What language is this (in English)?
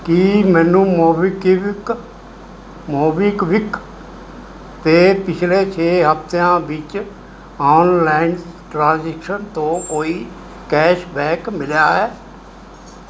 Punjabi